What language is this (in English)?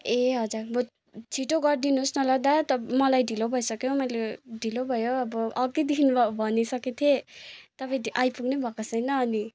Nepali